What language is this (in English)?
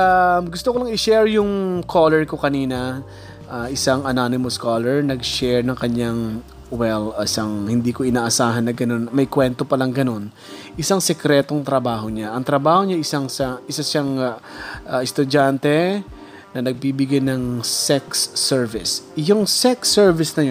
Filipino